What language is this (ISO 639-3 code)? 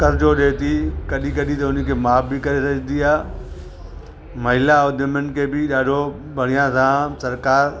snd